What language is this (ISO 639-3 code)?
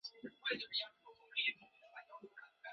zho